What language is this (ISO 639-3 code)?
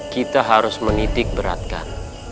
ind